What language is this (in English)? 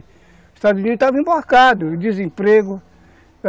Portuguese